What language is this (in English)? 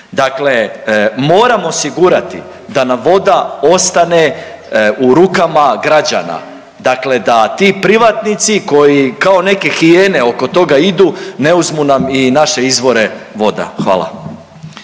Croatian